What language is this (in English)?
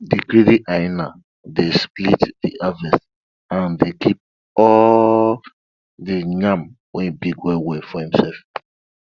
Nigerian Pidgin